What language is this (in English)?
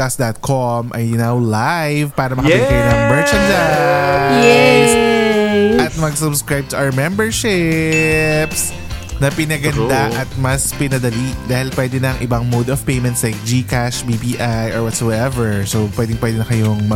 Filipino